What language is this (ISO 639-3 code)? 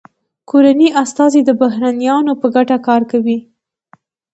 pus